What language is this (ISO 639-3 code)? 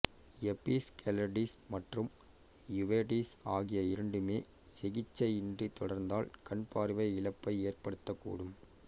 tam